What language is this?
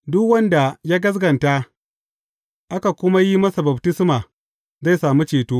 Hausa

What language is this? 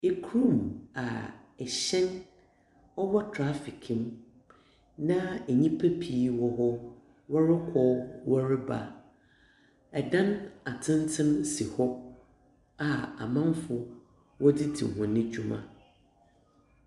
Akan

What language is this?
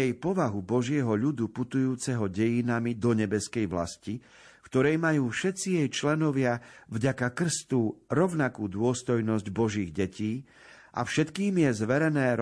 Slovak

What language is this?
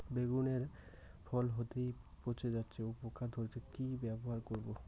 Bangla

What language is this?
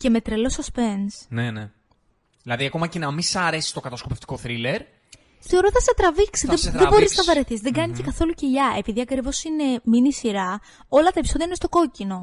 Greek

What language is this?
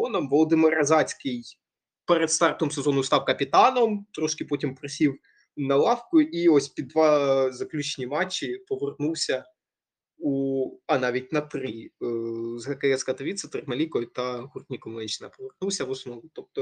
Ukrainian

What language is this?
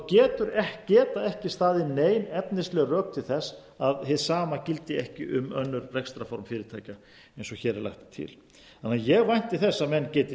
Icelandic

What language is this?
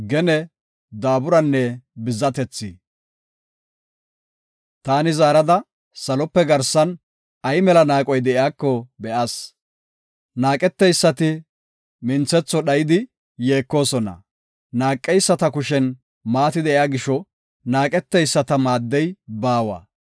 Gofa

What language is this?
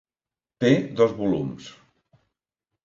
Catalan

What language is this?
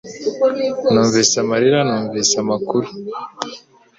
Kinyarwanda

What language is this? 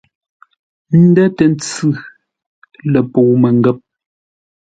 Ngombale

